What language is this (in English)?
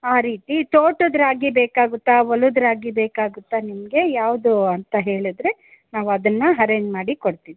Kannada